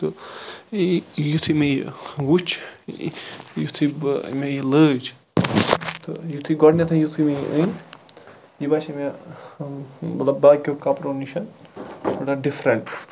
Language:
Kashmiri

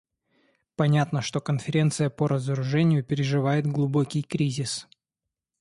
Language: Russian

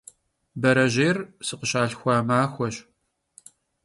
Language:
Kabardian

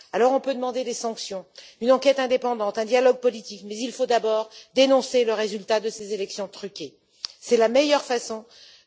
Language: French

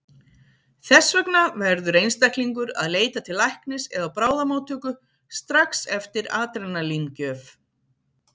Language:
Icelandic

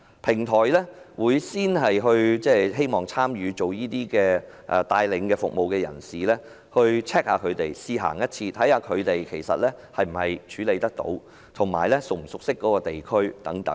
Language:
Cantonese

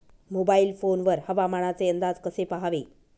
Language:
Marathi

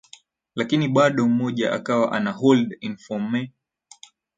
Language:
Swahili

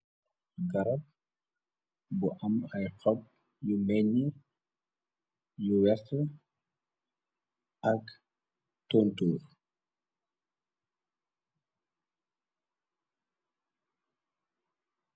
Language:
Wolof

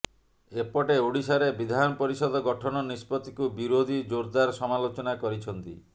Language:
Odia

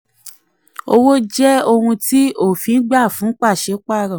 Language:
Yoruba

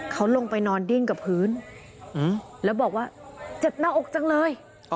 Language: Thai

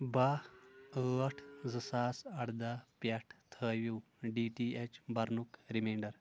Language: Kashmiri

